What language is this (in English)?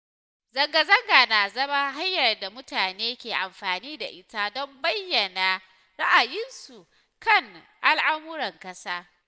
Hausa